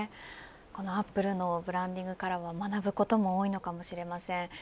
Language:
Japanese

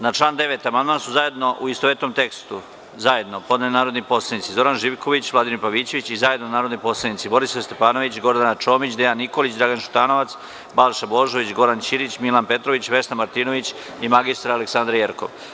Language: Serbian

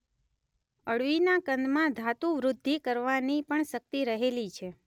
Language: Gujarati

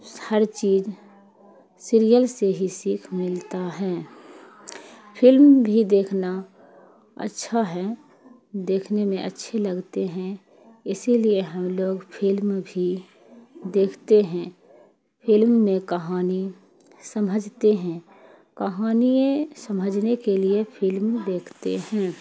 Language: Urdu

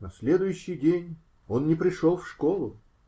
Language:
Russian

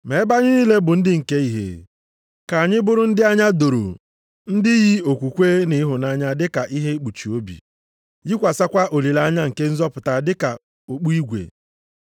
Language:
Igbo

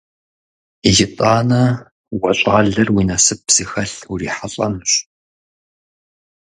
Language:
Kabardian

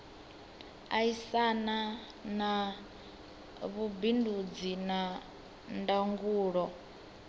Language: Venda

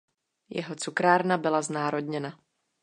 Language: Czech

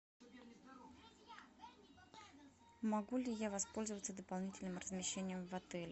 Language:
Russian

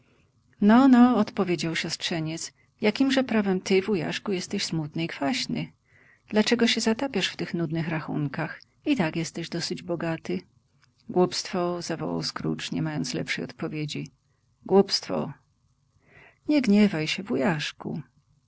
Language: Polish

